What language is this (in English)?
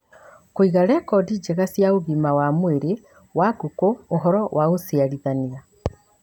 Kikuyu